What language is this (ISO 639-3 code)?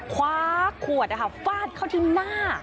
tha